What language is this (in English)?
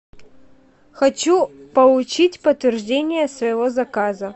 Russian